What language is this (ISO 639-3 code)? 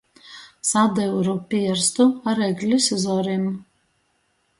ltg